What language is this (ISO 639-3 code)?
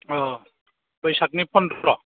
brx